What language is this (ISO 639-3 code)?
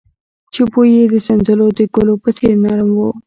pus